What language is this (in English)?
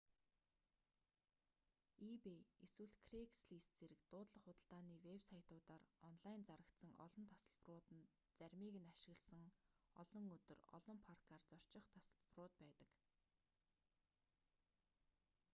Mongolian